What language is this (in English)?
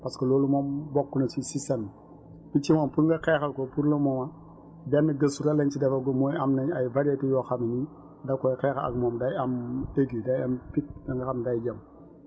Wolof